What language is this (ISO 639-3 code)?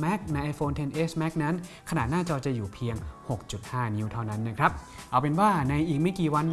tha